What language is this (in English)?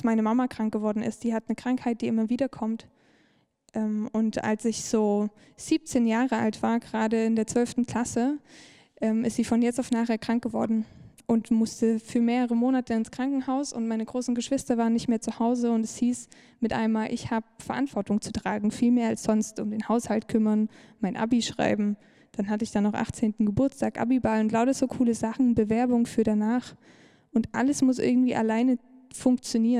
German